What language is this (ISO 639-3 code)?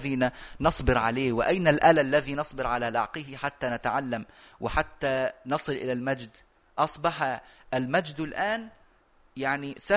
ara